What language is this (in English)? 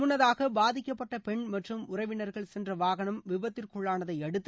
Tamil